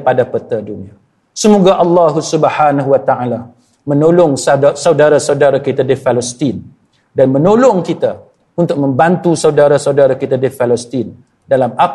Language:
Malay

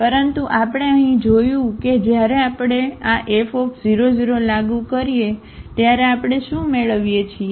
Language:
Gujarati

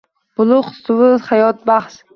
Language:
Uzbek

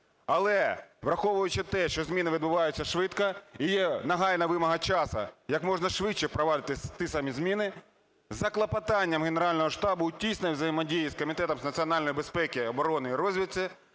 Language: Ukrainian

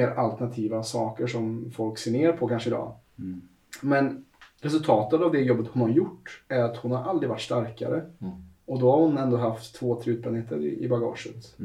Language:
Swedish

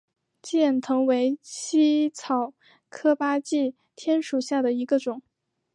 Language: Chinese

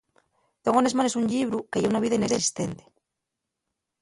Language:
Asturian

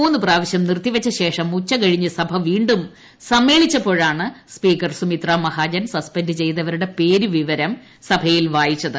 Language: Malayalam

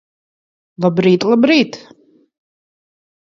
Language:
Latvian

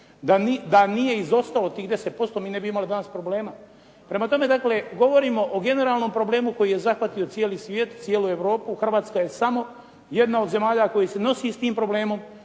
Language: Croatian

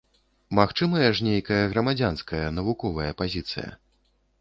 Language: Belarusian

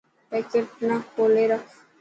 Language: Dhatki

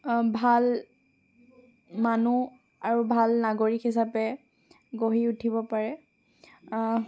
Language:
Assamese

